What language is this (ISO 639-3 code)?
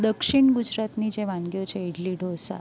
guj